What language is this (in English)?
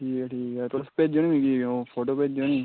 Dogri